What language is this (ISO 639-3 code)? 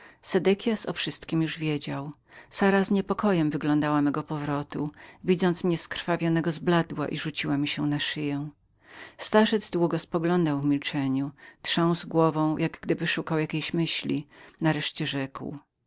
pol